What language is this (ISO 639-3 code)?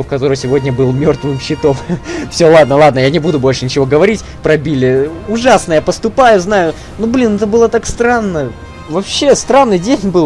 rus